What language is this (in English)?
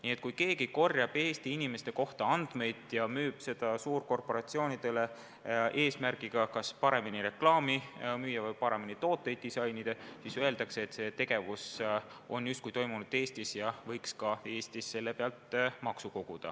Estonian